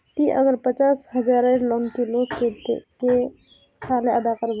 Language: Magahi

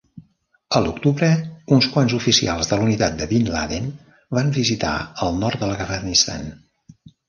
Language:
Catalan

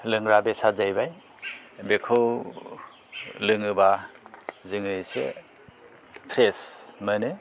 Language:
Bodo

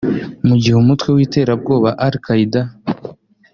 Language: Kinyarwanda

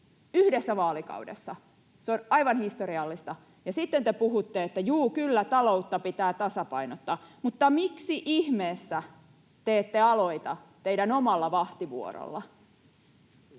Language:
Finnish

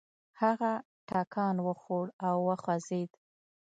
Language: Pashto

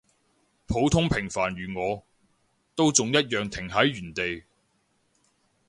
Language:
Cantonese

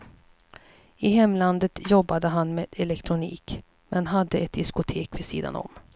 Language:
Swedish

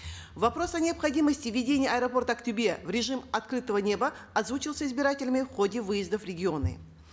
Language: Kazakh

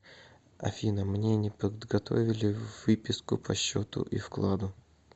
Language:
Russian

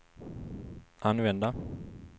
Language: Swedish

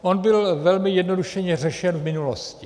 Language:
Czech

